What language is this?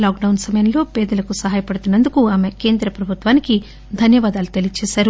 Telugu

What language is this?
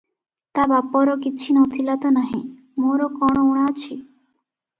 Odia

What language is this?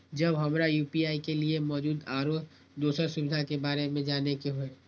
Maithili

